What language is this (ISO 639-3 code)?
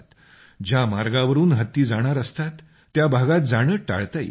mar